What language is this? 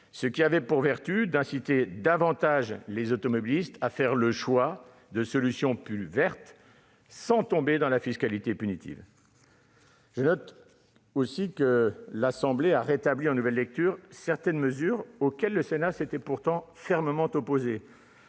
French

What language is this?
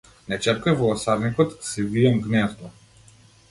Macedonian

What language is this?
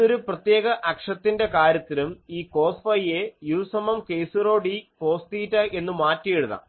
Malayalam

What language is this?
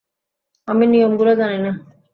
Bangla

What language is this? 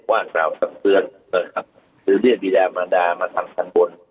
Thai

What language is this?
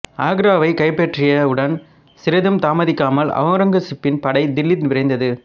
Tamil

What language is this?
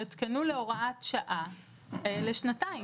Hebrew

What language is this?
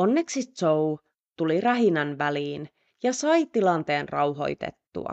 Finnish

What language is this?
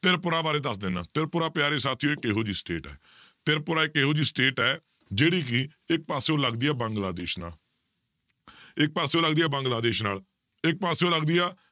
Punjabi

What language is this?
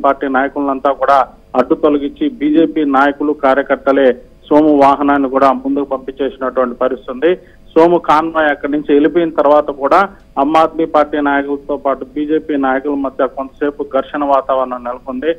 Arabic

